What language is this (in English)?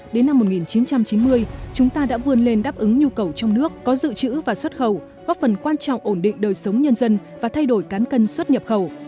Vietnamese